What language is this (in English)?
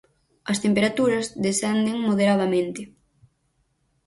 Galician